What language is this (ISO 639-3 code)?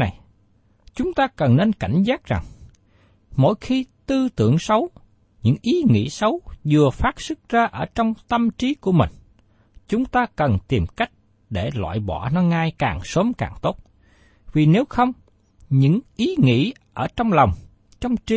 vie